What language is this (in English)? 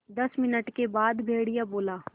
Hindi